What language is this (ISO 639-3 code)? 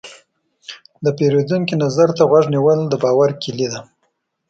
pus